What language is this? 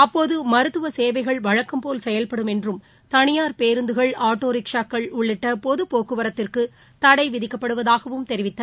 Tamil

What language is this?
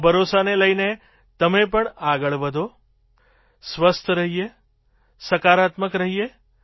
Gujarati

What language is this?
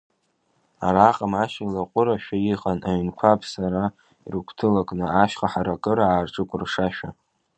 Abkhazian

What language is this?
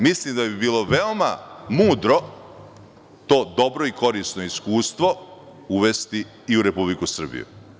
Serbian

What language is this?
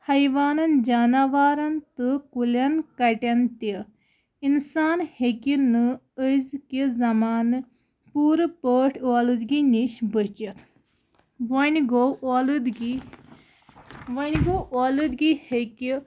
Kashmiri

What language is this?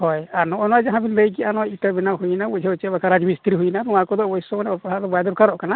Santali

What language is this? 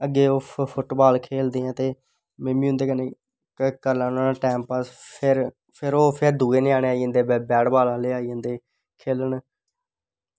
Dogri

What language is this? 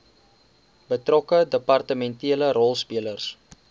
Afrikaans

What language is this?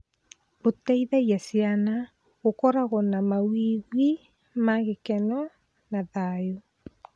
Kikuyu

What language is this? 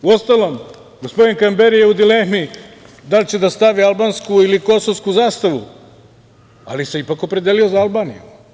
Serbian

